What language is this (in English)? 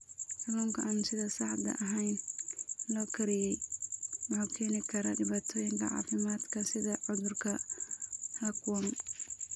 Somali